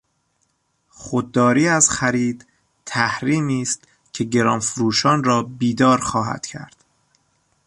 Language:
Persian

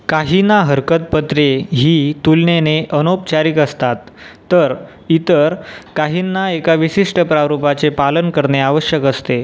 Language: Marathi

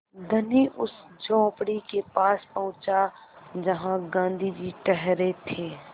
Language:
Hindi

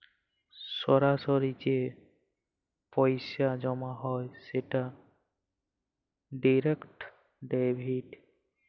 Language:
Bangla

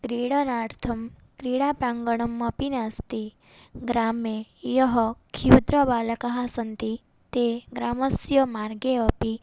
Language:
Sanskrit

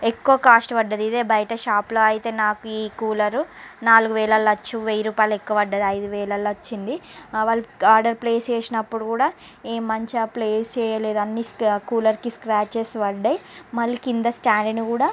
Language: Telugu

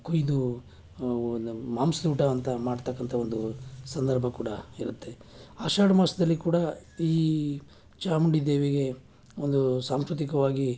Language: Kannada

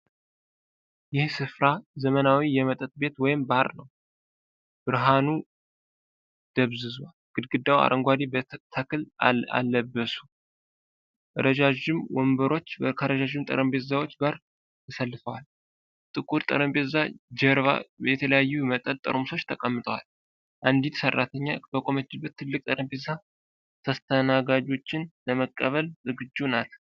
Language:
Amharic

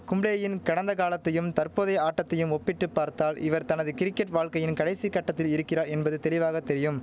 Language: Tamil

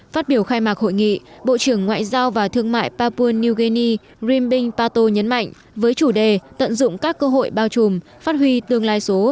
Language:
Vietnamese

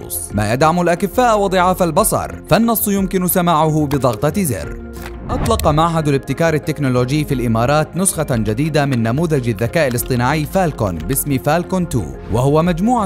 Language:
Arabic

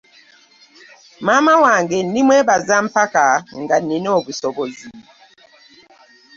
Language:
Ganda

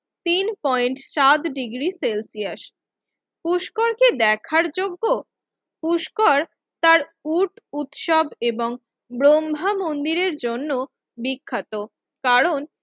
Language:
Bangla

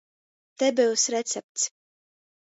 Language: Latgalian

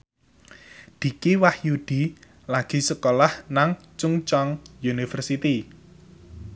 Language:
Javanese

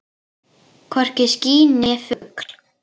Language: Icelandic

